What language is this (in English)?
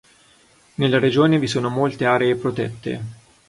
Italian